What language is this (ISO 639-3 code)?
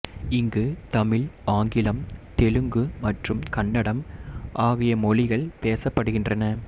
tam